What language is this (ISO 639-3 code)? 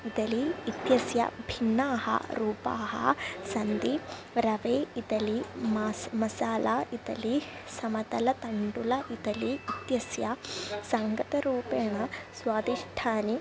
san